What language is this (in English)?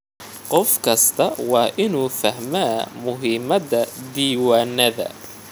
Somali